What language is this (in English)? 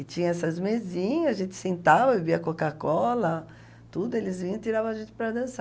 Portuguese